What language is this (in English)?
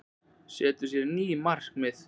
Icelandic